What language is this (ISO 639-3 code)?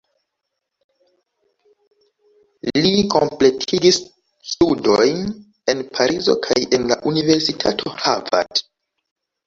epo